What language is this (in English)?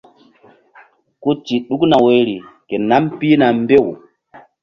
Mbum